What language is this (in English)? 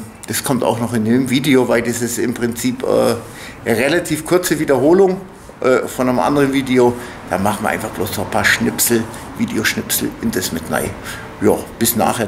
German